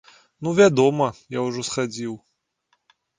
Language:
Belarusian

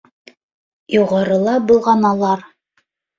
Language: Bashkir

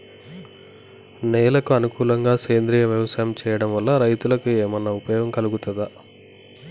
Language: Telugu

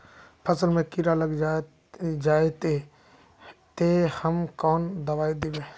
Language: Magahi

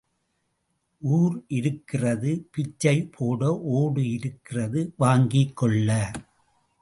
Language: Tamil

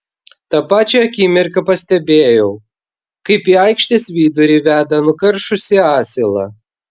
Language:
Lithuanian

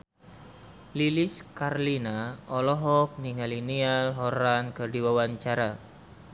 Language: Sundanese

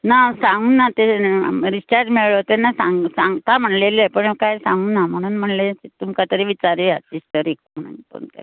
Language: Konkani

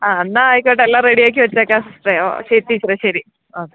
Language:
Malayalam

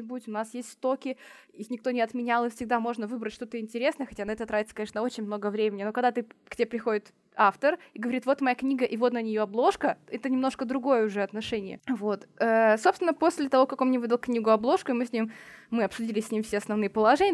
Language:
Russian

